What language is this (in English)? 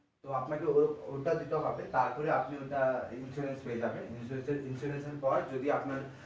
Bangla